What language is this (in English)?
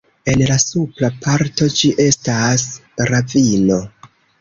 Esperanto